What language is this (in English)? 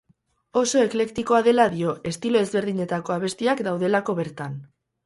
Basque